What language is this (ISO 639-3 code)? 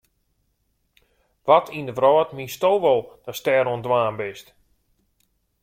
fry